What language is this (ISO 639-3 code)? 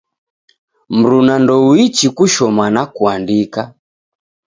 dav